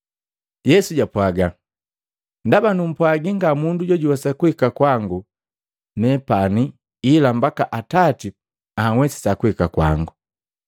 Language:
Matengo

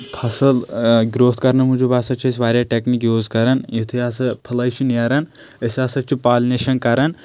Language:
Kashmiri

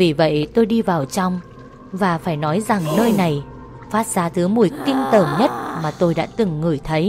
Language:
Vietnamese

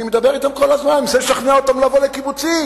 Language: Hebrew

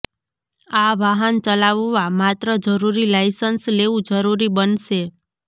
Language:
Gujarati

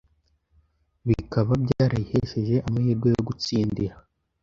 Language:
Kinyarwanda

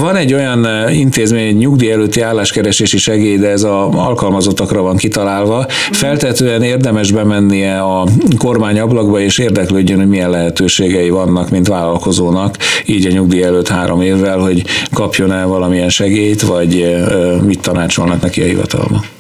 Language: Hungarian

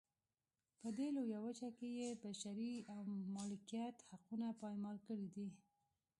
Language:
Pashto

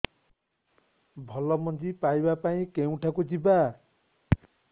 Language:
Odia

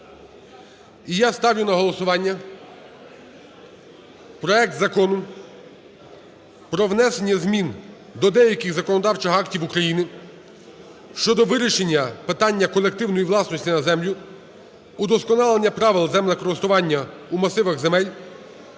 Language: Ukrainian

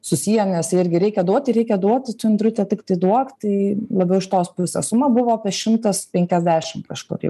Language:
Lithuanian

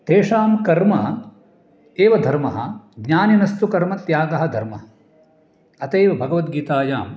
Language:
Sanskrit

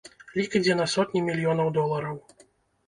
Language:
Belarusian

